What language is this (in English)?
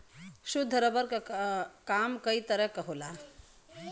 Bhojpuri